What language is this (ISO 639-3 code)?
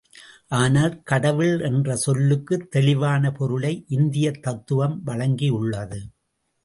tam